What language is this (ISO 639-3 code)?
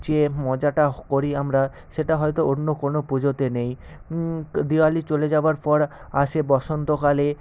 ben